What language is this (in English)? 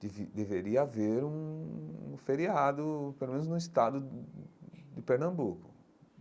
Portuguese